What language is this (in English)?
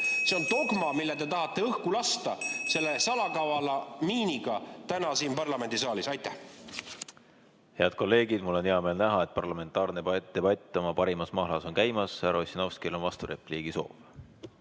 Estonian